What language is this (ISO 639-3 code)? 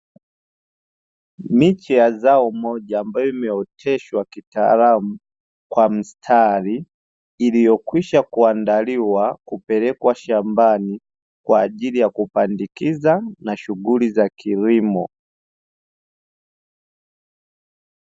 swa